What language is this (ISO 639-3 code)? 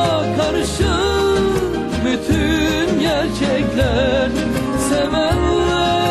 tur